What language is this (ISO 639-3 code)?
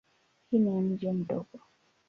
swa